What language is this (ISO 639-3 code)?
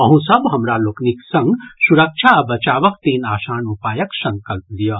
mai